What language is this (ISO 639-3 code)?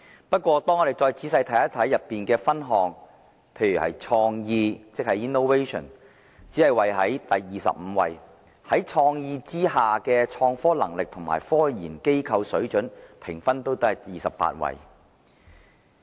yue